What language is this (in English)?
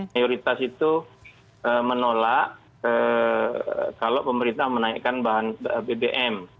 Indonesian